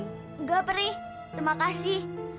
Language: Indonesian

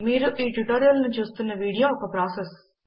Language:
Telugu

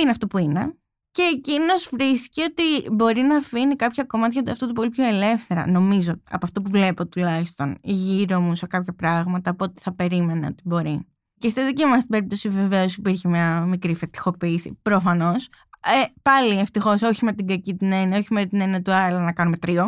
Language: Greek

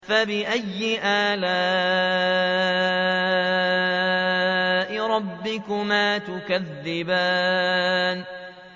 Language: Arabic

